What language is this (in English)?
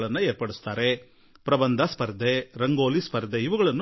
Kannada